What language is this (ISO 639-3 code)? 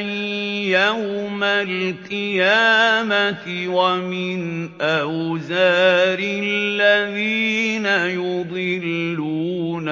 ara